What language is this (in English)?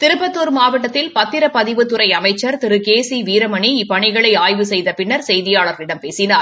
Tamil